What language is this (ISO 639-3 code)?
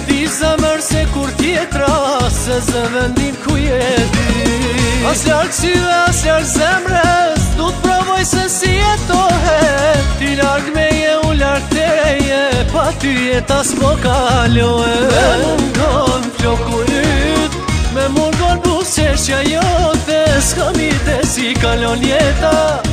ron